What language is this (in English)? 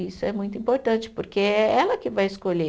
Portuguese